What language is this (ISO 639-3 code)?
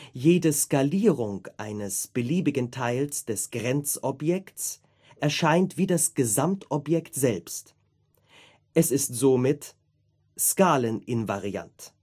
deu